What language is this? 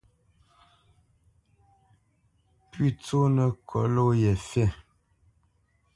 Bamenyam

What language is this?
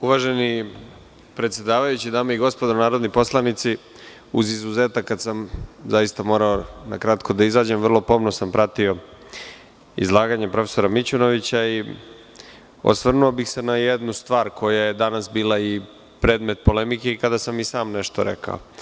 Serbian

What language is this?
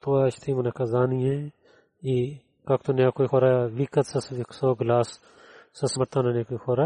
Bulgarian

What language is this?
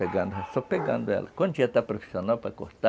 Portuguese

